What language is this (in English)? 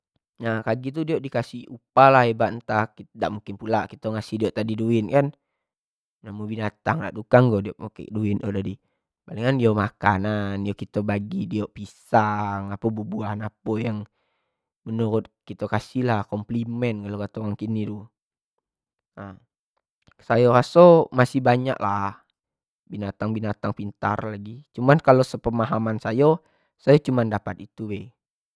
Jambi Malay